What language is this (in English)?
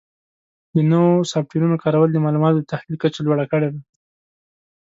Pashto